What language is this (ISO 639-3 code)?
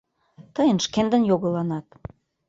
chm